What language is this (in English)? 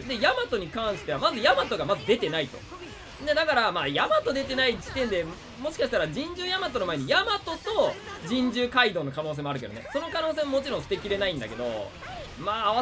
Japanese